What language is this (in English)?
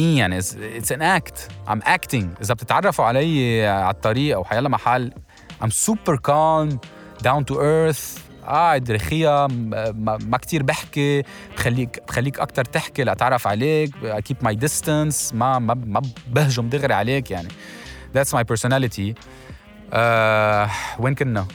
Arabic